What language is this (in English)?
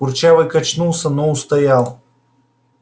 Russian